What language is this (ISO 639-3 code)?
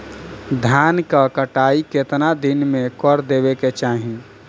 bho